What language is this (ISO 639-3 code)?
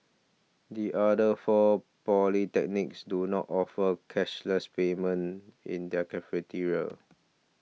eng